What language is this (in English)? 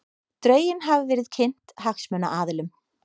Icelandic